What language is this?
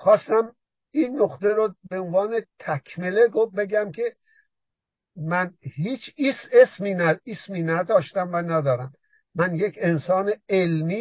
Persian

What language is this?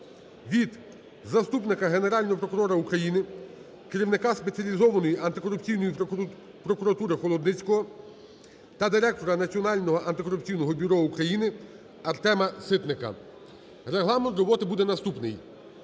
Ukrainian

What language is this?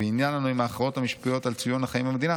Hebrew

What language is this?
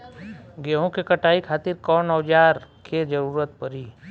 Bhojpuri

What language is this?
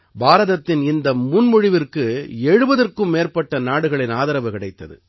Tamil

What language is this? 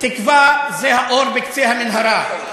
Hebrew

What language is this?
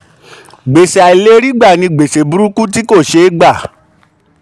Yoruba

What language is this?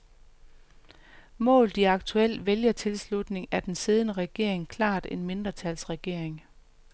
Danish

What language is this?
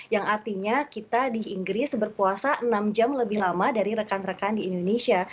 Indonesian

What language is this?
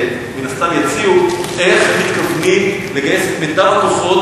Hebrew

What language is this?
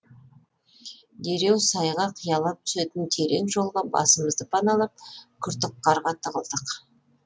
Kazakh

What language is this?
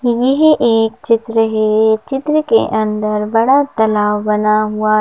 Hindi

